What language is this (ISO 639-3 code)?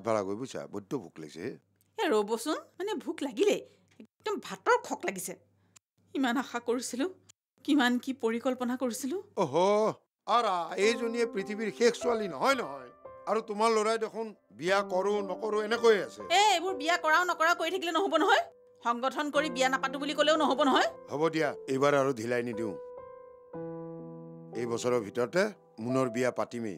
ben